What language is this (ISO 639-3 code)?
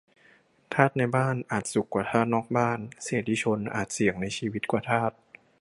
tha